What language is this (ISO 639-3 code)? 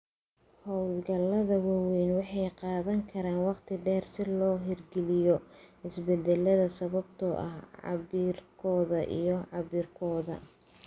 som